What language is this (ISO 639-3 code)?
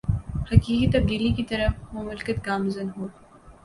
urd